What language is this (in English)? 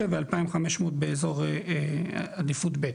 Hebrew